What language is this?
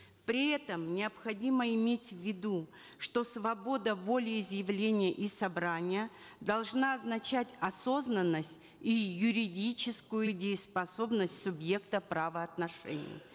Kazakh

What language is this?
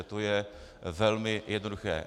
Czech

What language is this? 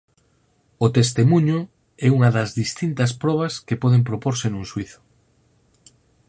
Galician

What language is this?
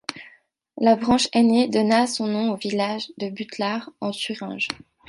French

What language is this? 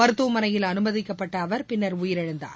Tamil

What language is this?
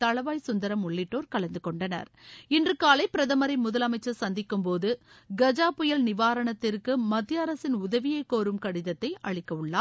Tamil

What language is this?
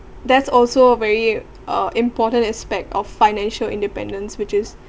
English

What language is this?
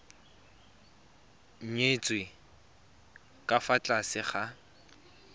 Tswana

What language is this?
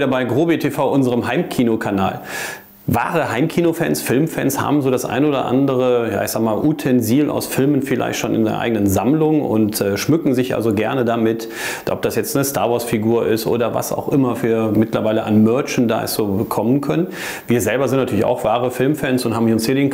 German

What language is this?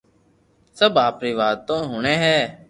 Loarki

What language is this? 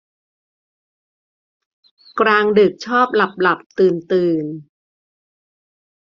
Thai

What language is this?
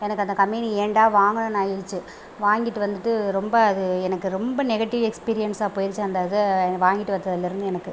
Tamil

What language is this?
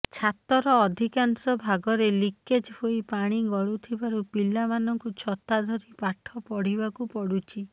Odia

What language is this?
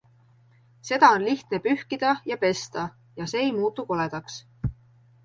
Estonian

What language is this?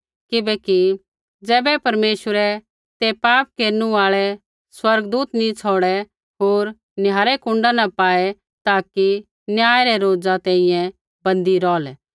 Kullu Pahari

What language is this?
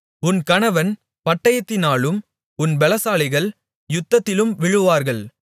Tamil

